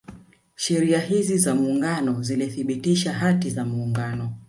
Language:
Swahili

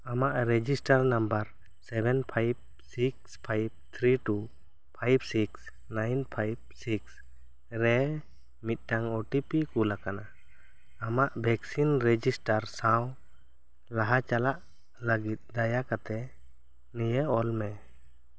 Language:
Santali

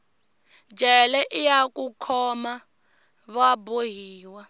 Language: Tsonga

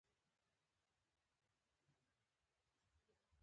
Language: Pashto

